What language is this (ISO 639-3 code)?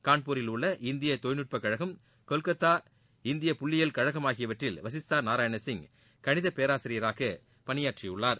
tam